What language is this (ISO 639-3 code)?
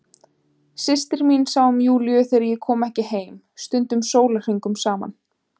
isl